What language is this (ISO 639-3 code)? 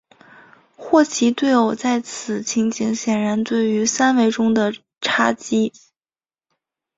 zho